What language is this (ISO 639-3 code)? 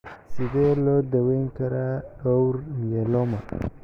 som